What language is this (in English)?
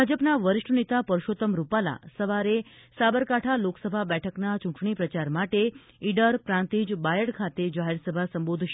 Gujarati